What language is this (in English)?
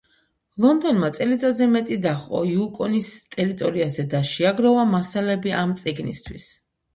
Georgian